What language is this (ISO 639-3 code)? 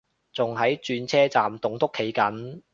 yue